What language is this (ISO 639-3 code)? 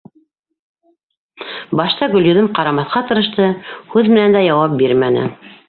bak